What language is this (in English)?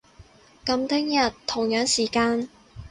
Cantonese